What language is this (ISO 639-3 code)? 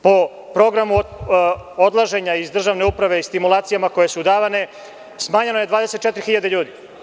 srp